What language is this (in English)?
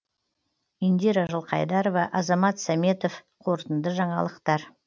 Kazakh